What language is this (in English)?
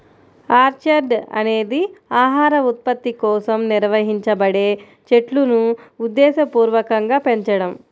Telugu